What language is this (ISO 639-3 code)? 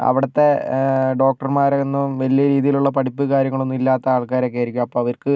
mal